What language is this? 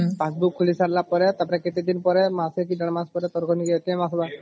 Odia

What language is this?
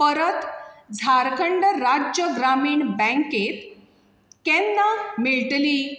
Konkani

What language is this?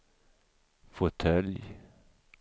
Swedish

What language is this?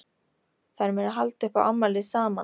Icelandic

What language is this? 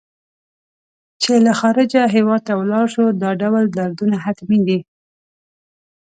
Pashto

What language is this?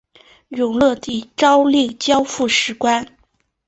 Chinese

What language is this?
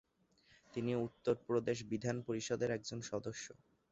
Bangla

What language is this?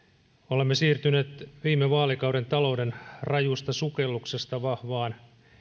Finnish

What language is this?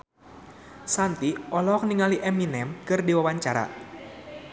Sundanese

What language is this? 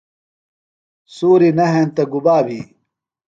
Phalura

